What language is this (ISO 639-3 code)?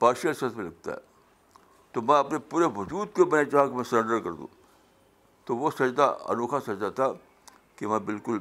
urd